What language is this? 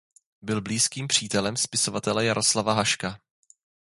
Czech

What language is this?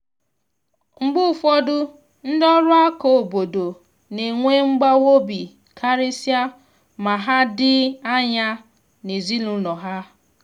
Igbo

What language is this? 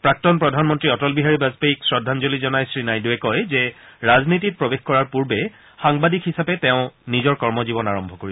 Assamese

